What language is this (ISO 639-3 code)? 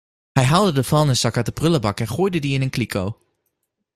nld